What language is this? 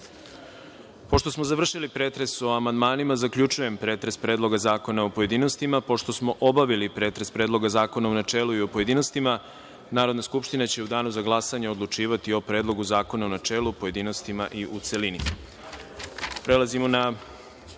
Serbian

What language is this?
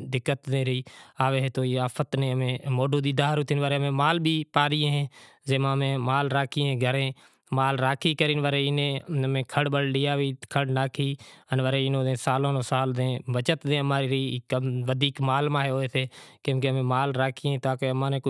Kachi Koli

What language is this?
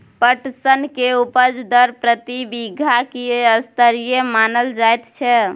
Maithili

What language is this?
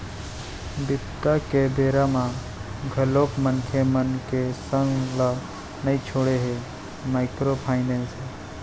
Chhattisgarhi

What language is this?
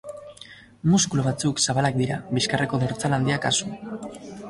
Basque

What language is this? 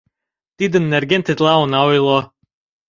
Mari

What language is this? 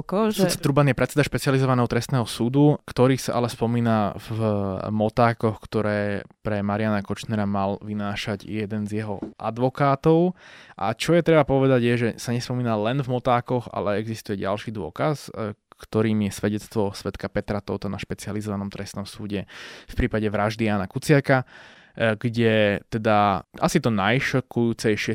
Slovak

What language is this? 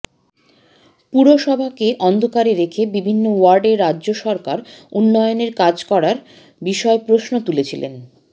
Bangla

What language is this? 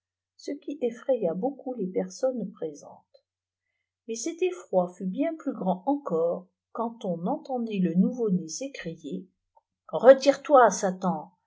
French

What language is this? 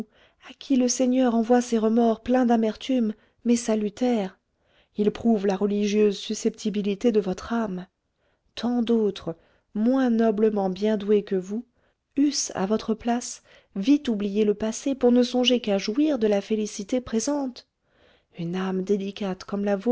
French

